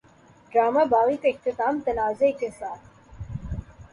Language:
Urdu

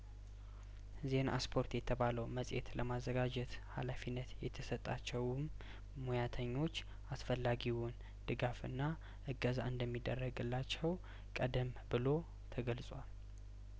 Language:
Amharic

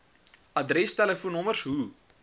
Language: Afrikaans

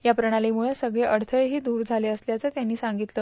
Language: Marathi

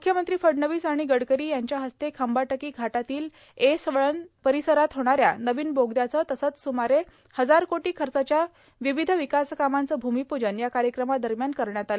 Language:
Marathi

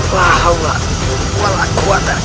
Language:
Indonesian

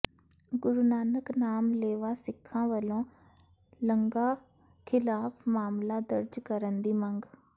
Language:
Punjabi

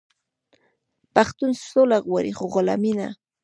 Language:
Pashto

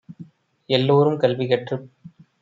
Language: Tamil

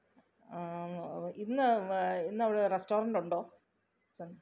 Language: Malayalam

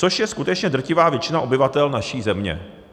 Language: Czech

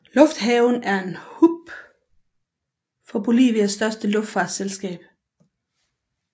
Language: Danish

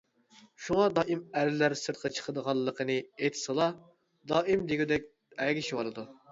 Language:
Uyghur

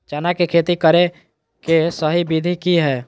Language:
Magahi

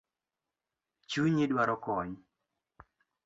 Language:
Luo (Kenya and Tanzania)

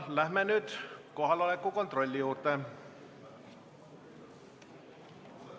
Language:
Estonian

